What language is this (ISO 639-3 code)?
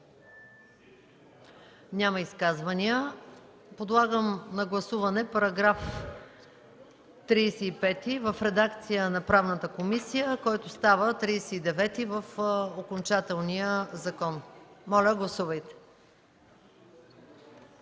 bul